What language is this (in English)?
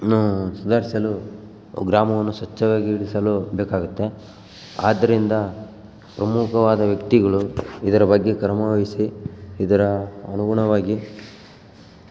Kannada